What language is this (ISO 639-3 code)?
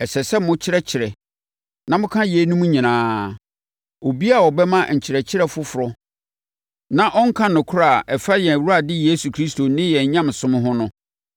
aka